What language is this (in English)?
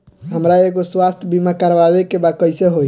Bhojpuri